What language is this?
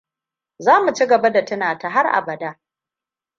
Hausa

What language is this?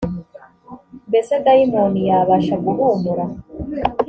Kinyarwanda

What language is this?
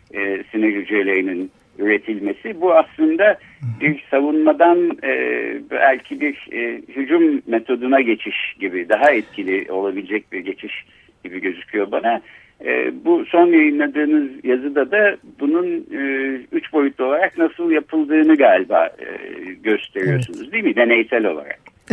Turkish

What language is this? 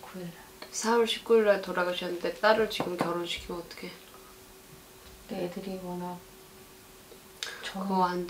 Korean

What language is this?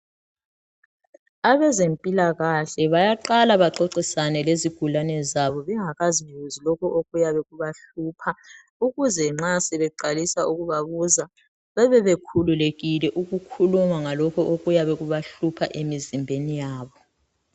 North Ndebele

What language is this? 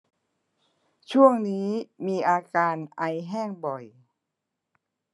Thai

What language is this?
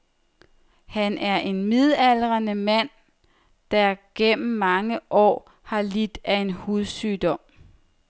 Danish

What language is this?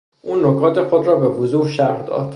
Persian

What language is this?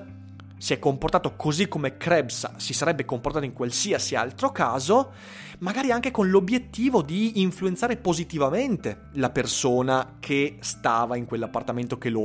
Italian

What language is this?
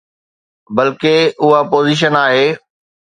Sindhi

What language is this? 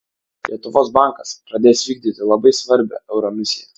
Lithuanian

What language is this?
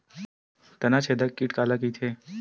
Chhattisgarhi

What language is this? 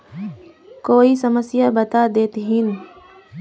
Magahi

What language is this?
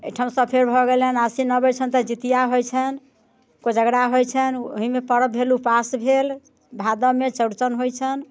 Maithili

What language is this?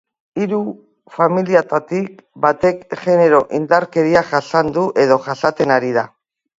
Basque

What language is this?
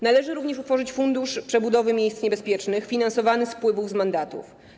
Polish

